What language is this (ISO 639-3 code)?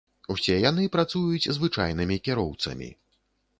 bel